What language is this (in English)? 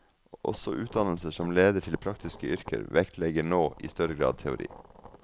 Norwegian